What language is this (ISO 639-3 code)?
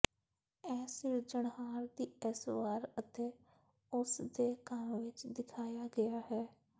pan